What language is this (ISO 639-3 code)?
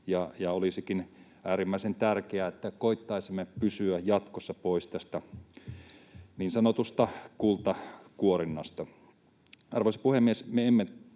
fin